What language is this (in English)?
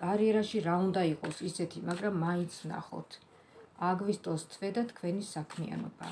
Romanian